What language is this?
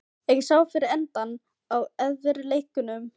Icelandic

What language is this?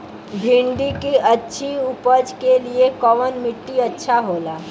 Bhojpuri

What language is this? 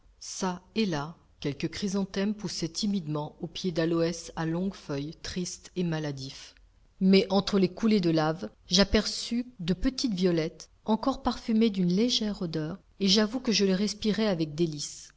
French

